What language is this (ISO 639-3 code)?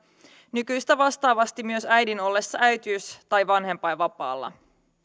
fin